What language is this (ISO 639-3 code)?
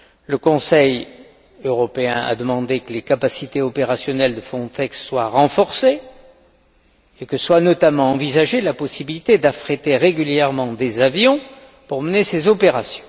fra